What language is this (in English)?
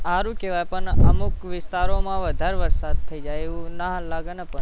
Gujarati